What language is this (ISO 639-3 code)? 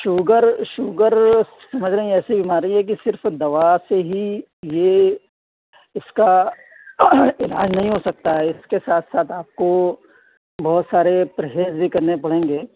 urd